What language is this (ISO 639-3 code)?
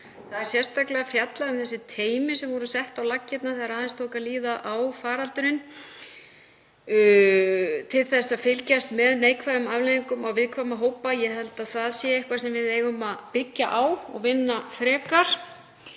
isl